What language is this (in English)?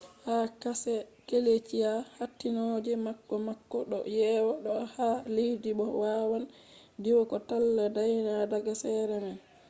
Fula